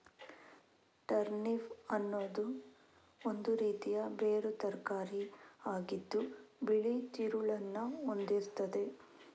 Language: Kannada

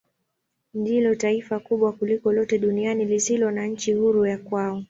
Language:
Swahili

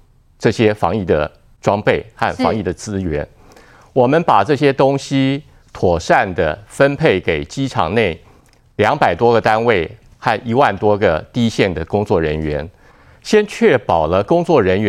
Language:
Chinese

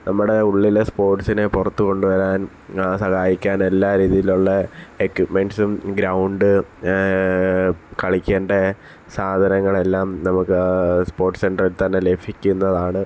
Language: Malayalam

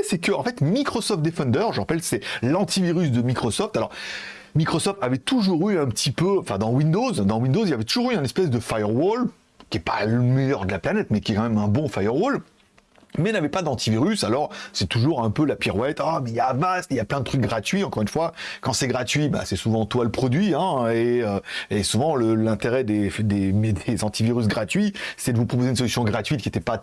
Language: French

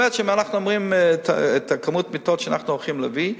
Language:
Hebrew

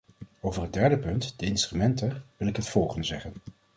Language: Dutch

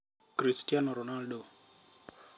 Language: Luo (Kenya and Tanzania)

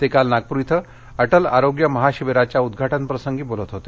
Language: Marathi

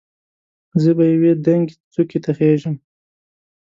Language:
Pashto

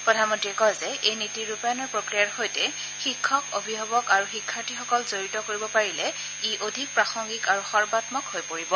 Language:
Assamese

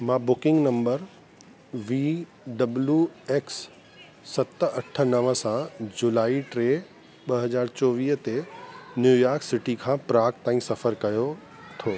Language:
Sindhi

